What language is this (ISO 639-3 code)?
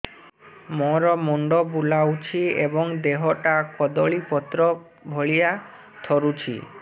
ori